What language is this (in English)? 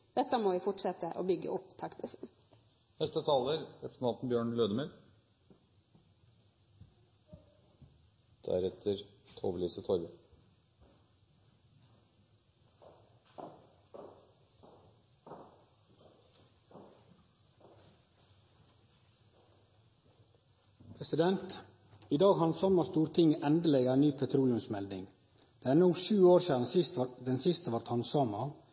Norwegian